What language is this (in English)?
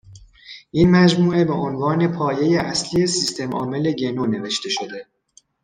Persian